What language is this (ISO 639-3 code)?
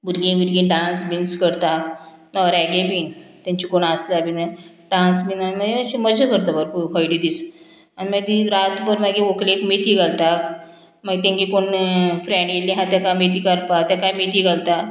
kok